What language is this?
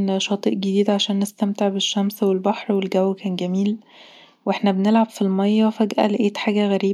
Egyptian Arabic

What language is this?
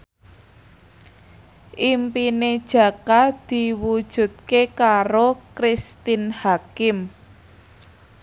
Javanese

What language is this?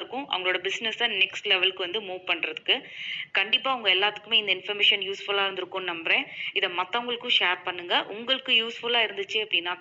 Tamil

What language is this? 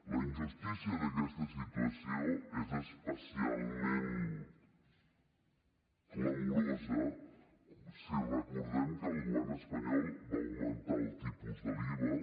Catalan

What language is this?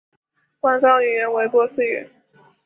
Chinese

